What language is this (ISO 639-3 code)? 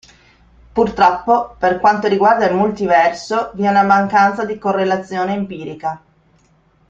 ita